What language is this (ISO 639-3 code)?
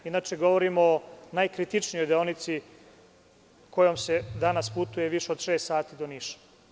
srp